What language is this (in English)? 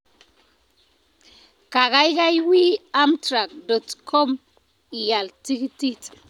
Kalenjin